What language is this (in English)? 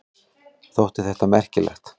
Icelandic